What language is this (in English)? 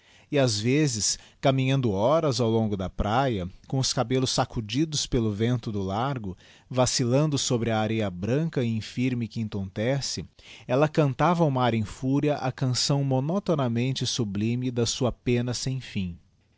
Portuguese